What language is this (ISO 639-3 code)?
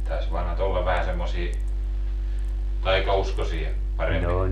fin